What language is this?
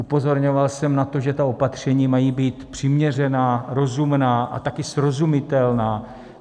Czech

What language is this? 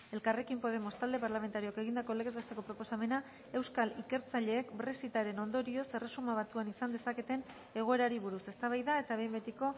Basque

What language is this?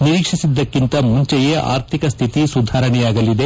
Kannada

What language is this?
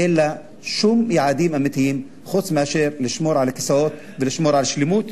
Hebrew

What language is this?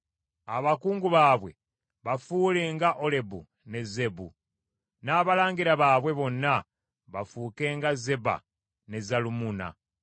Ganda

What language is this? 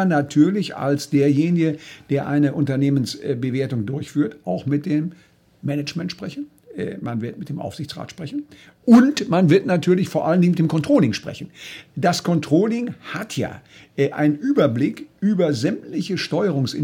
German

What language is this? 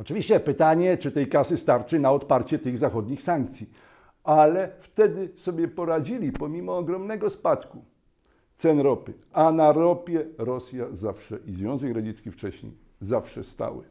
Polish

